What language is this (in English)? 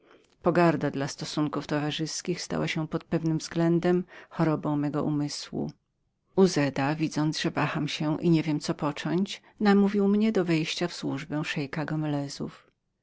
Polish